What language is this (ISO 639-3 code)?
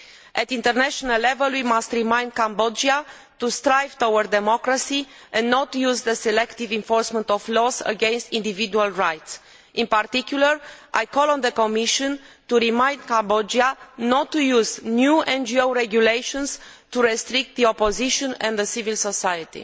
eng